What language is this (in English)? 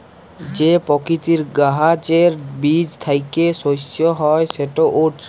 Bangla